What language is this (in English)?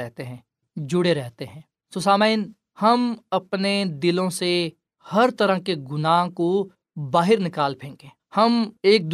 Urdu